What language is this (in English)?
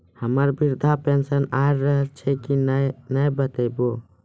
Maithili